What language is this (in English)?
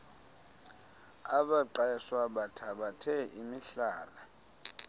Xhosa